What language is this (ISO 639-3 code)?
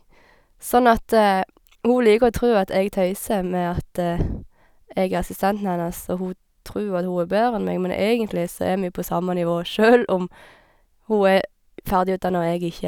nor